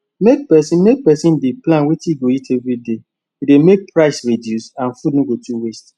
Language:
Nigerian Pidgin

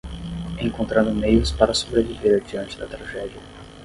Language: Portuguese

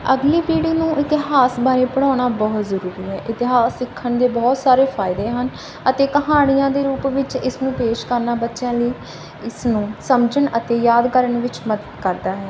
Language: Punjabi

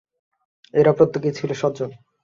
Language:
Bangla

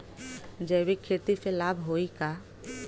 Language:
Bhojpuri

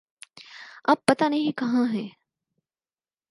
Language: Urdu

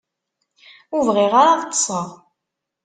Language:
Kabyle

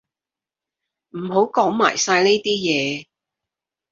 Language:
Cantonese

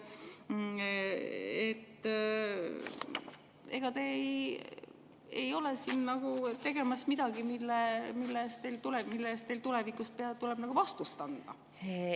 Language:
Estonian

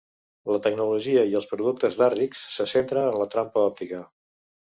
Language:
Catalan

